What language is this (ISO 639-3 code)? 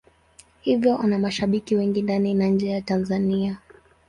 swa